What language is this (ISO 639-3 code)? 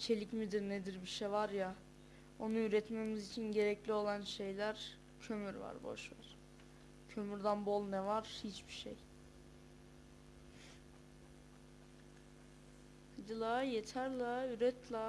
tur